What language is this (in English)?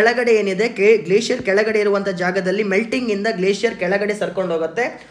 Kannada